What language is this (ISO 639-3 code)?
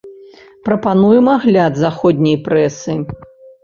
bel